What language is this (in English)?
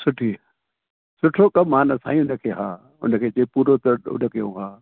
Sindhi